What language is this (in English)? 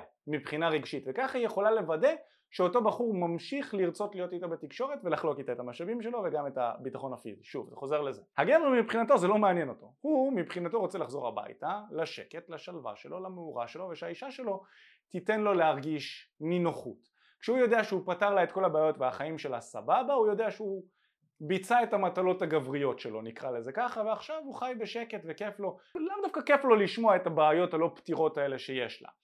Hebrew